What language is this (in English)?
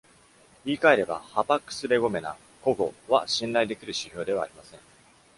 Japanese